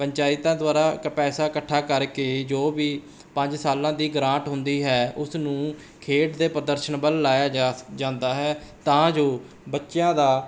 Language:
Punjabi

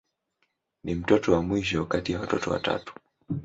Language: Swahili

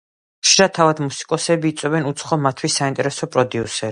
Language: Georgian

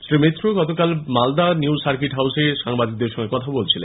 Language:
Bangla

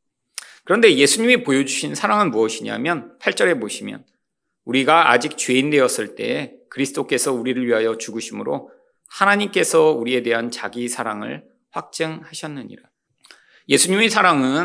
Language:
Korean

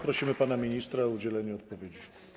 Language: Polish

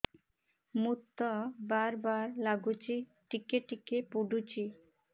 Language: Odia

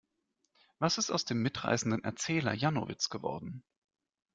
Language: German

